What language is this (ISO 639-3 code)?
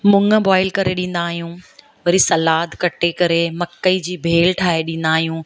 snd